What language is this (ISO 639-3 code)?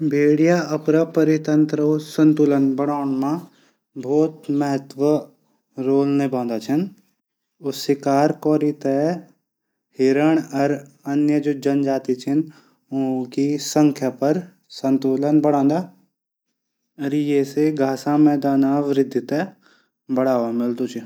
gbm